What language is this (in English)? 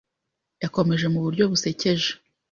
Kinyarwanda